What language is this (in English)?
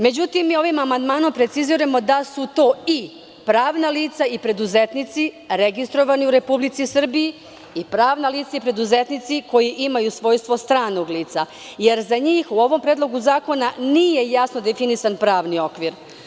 Serbian